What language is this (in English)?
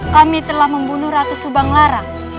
Indonesian